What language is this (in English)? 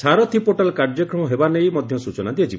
Odia